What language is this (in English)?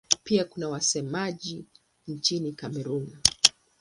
Swahili